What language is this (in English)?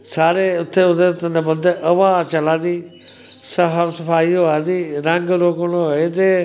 Dogri